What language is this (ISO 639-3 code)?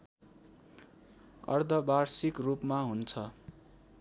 nep